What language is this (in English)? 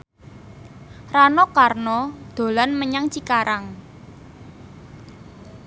Javanese